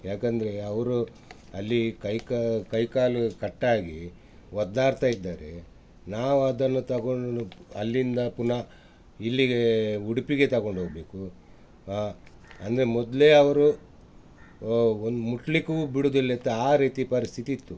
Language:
Kannada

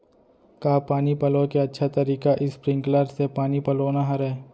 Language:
Chhattisgarhi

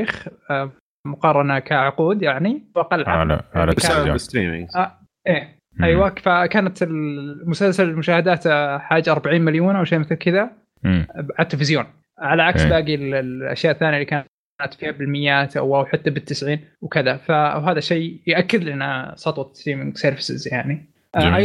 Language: Arabic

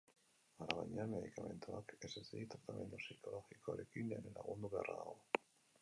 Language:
Basque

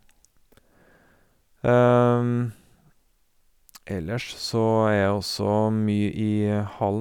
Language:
Norwegian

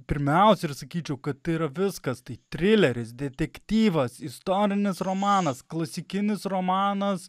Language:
Lithuanian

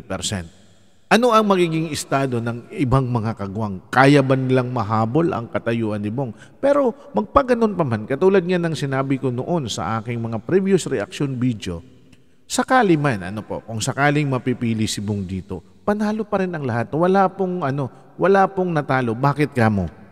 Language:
Filipino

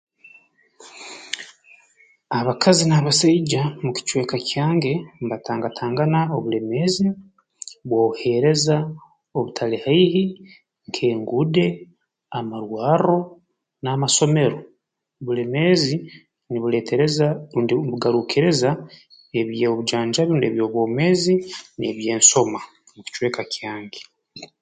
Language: Tooro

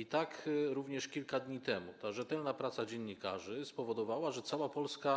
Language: Polish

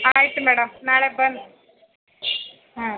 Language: Kannada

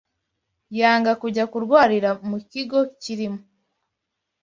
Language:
Kinyarwanda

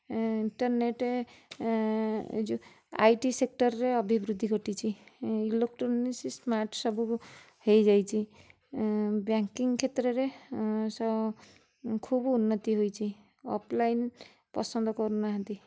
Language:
Odia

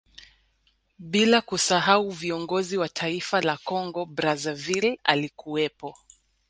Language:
Swahili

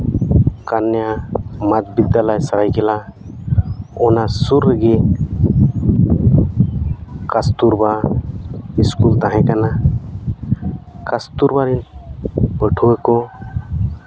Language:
Santali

